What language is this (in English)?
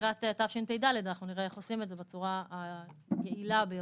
Hebrew